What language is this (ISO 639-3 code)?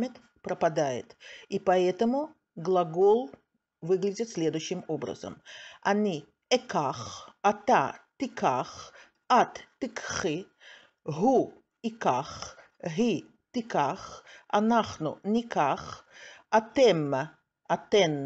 rus